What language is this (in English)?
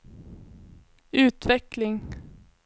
Swedish